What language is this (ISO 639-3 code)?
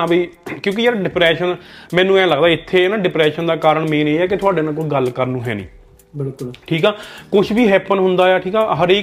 pan